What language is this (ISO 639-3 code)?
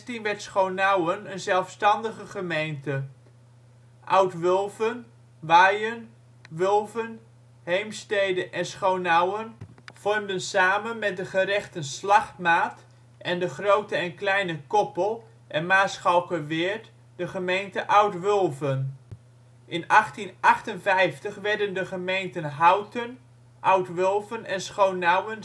nld